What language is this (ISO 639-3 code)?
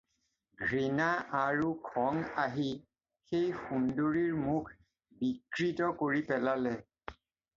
asm